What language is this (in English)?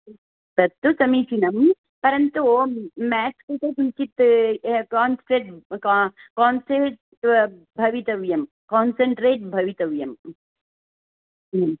Sanskrit